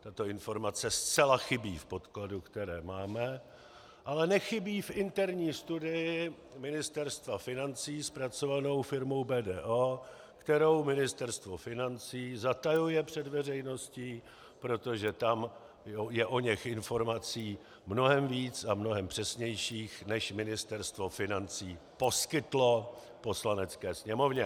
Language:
Czech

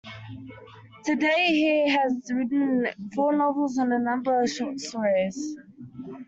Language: English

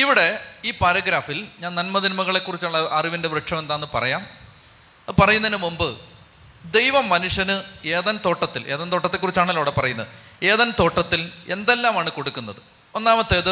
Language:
Malayalam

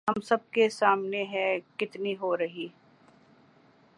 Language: Urdu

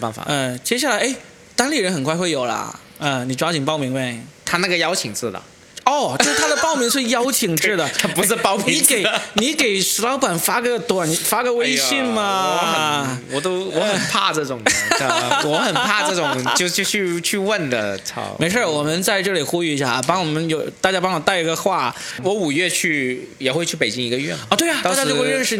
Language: Chinese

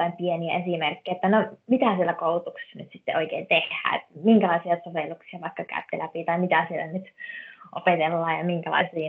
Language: Finnish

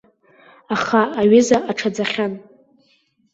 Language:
Abkhazian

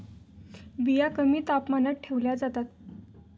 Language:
Marathi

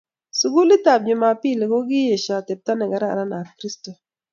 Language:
Kalenjin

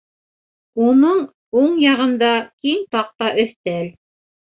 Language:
Bashkir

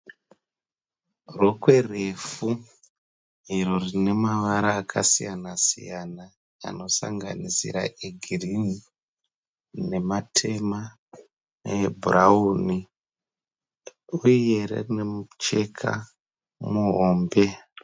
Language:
Shona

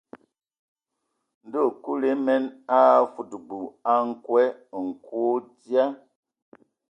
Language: Ewondo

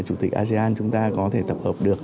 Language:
Vietnamese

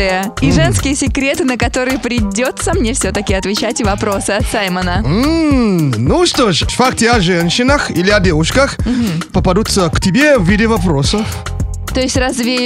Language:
Russian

